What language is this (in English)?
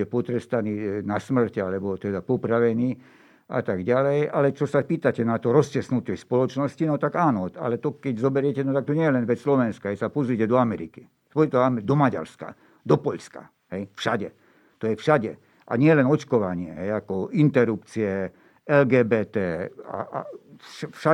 Slovak